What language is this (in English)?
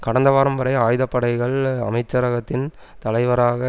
Tamil